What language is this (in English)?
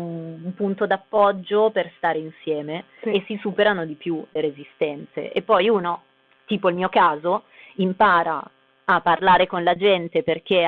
Italian